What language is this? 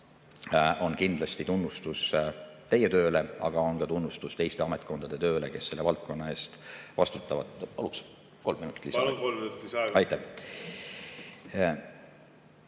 Estonian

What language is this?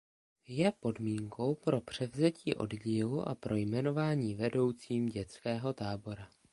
Czech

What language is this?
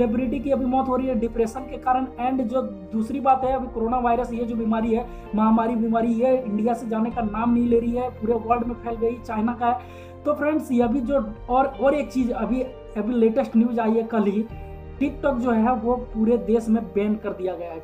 Hindi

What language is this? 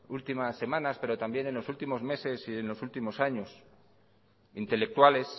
Spanish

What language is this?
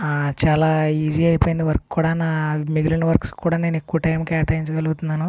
Telugu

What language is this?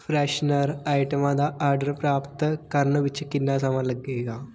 Punjabi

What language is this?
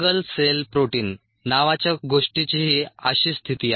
Marathi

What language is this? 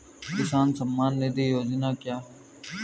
Hindi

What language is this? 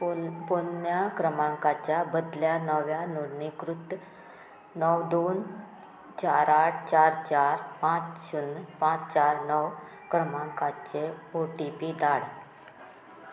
Konkani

